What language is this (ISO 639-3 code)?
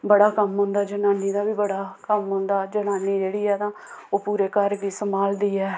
doi